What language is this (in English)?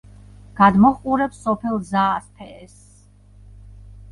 Georgian